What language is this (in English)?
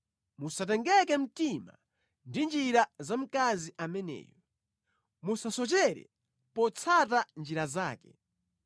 Nyanja